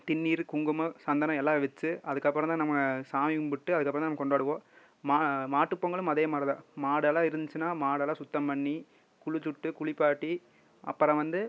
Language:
Tamil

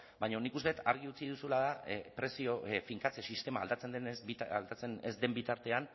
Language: Basque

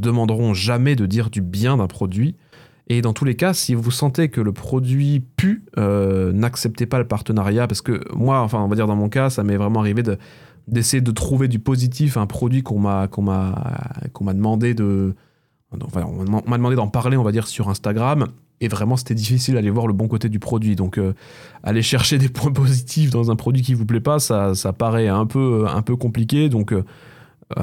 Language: French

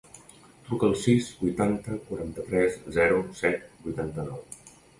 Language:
Catalan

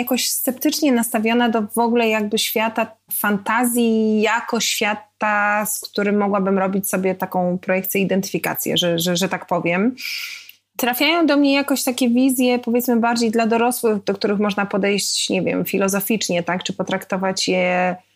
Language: Polish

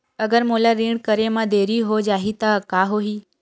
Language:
Chhattisgarhi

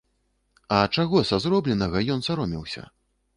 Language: Belarusian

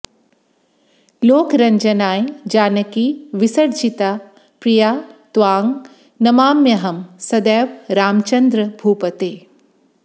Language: Sanskrit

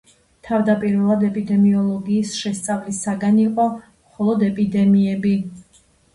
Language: Georgian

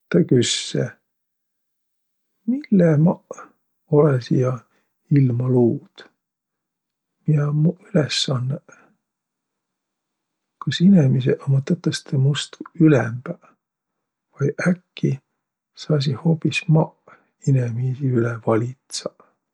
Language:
Võro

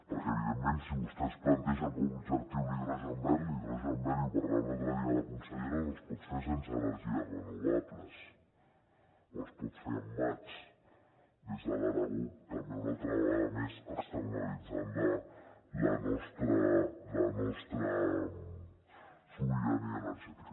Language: Catalan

